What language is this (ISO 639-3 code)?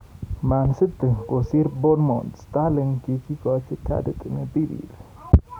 kln